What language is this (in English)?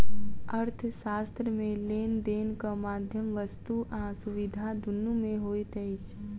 Maithili